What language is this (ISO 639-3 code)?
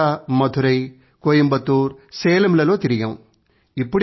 tel